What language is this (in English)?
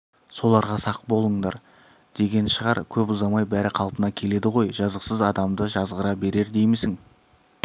Kazakh